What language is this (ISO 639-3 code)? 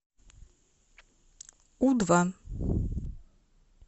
rus